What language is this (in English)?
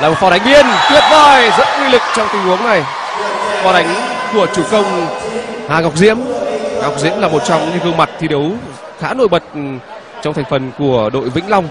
Vietnamese